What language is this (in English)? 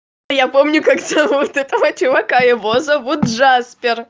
Russian